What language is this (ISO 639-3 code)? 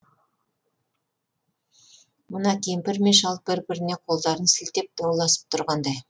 kaz